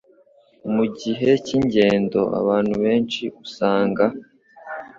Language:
Kinyarwanda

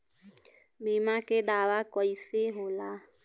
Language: Bhojpuri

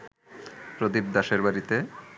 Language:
Bangla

